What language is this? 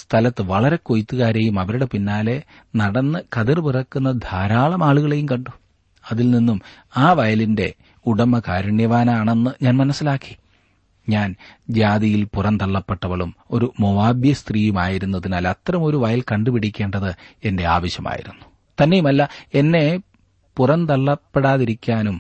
Malayalam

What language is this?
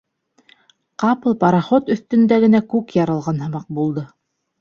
Bashkir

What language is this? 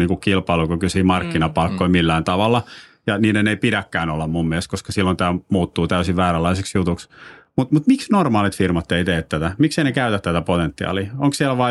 Finnish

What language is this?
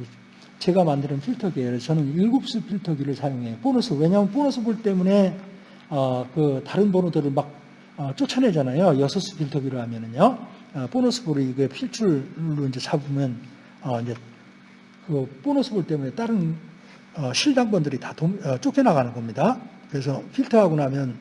Korean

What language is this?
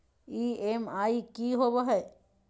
Magahi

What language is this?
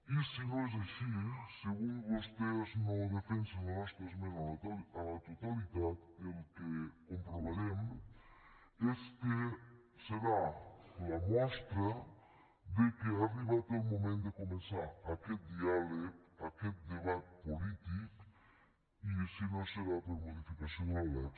Catalan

